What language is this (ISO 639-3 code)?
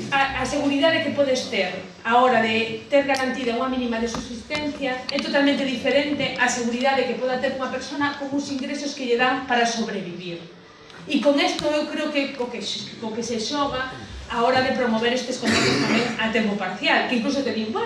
spa